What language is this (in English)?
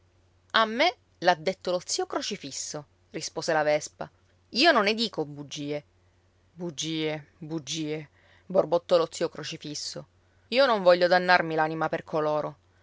Italian